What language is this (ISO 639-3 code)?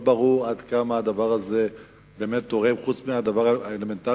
heb